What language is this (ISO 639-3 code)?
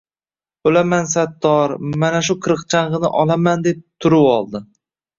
uzb